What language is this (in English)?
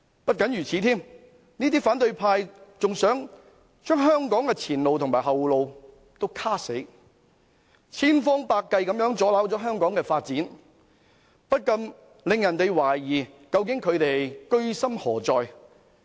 Cantonese